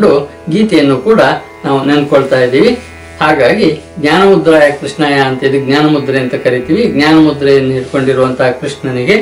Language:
Kannada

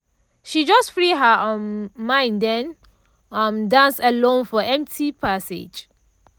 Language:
Nigerian Pidgin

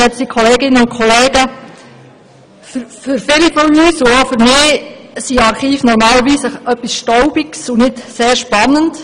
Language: Swiss German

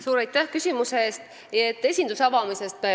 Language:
Estonian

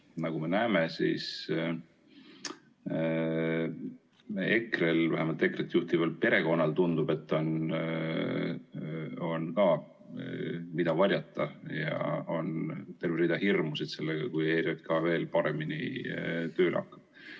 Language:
Estonian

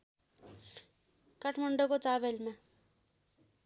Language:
Nepali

